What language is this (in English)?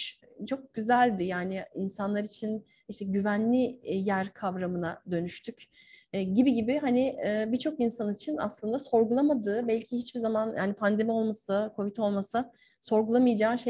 Turkish